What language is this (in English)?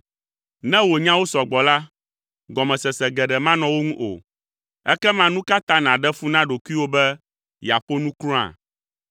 Ewe